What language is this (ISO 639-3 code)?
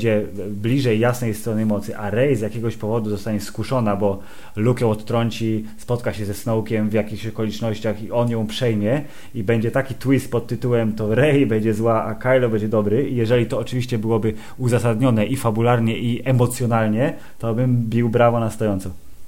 pol